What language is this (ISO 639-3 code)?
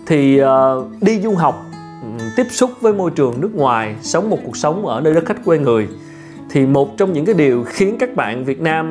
vie